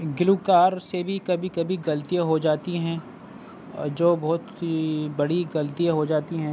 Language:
Urdu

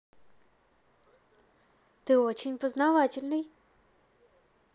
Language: Russian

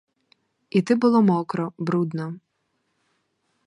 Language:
Ukrainian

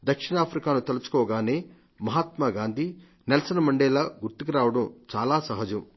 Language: Telugu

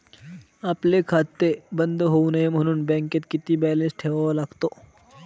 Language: Marathi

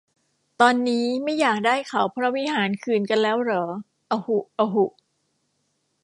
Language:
Thai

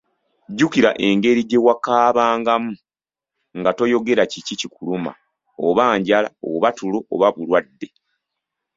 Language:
Ganda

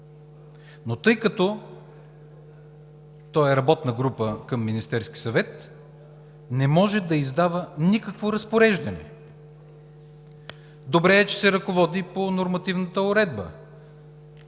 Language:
Bulgarian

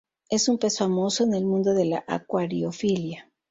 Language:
Spanish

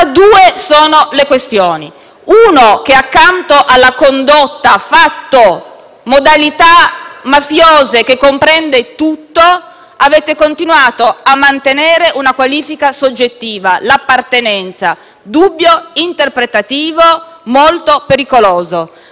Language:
Italian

